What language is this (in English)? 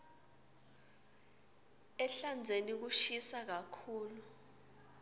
Swati